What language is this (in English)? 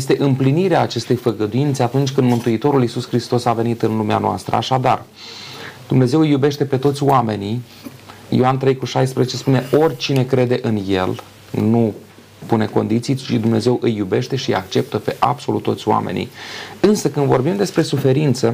Romanian